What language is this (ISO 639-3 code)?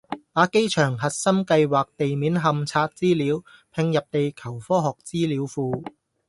yue